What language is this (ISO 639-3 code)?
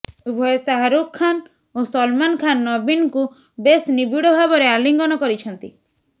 ori